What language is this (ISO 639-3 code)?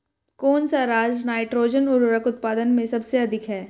hin